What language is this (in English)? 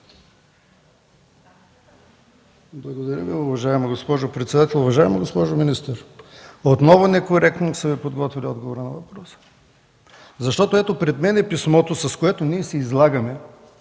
Bulgarian